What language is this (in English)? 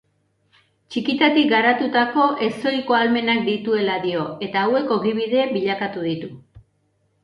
Basque